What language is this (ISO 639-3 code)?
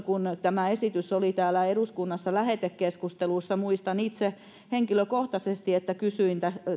fin